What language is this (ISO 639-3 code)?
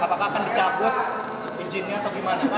ind